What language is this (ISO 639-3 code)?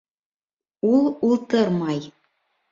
bak